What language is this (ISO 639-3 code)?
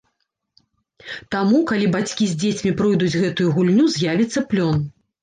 bel